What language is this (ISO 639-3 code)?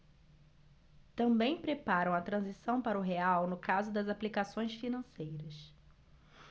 por